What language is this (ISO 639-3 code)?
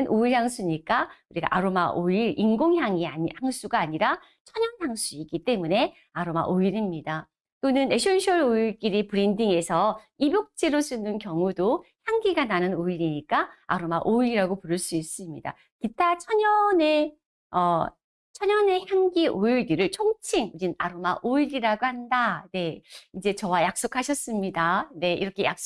kor